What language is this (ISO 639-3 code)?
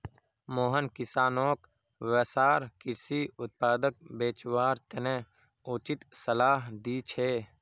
mag